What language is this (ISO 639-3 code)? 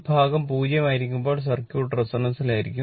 mal